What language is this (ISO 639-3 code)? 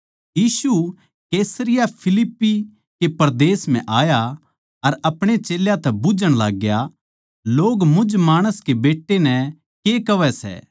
bgc